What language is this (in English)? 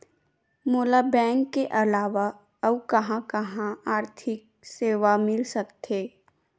Chhattisgarhi